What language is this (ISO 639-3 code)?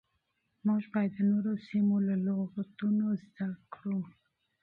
pus